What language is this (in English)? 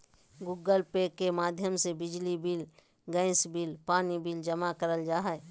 Magahi